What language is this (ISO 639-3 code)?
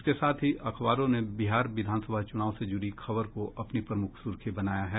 hin